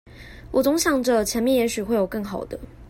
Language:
Chinese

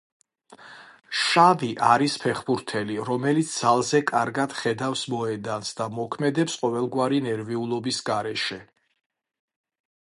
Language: Georgian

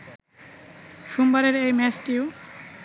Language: Bangla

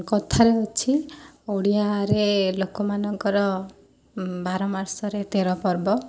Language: Odia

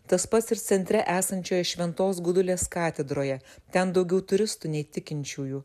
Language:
Lithuanian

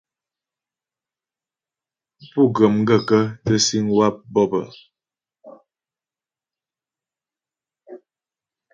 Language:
Ghomala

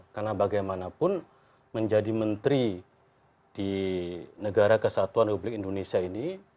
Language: Indonesian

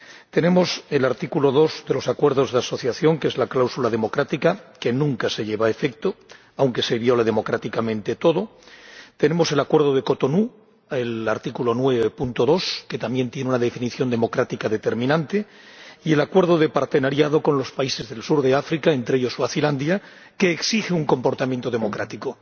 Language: Spanish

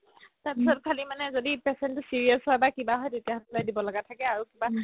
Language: Assamese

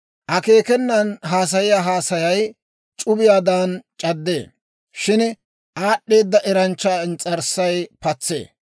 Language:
Dawro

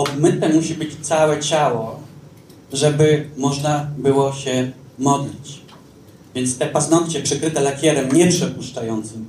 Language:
Polish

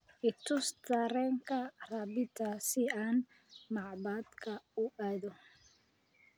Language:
Somali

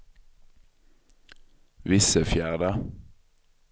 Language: Swedish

